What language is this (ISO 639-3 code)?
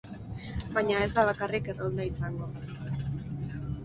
eus